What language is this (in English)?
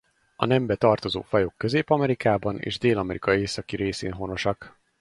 Hungarian